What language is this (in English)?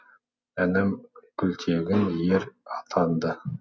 Kazakh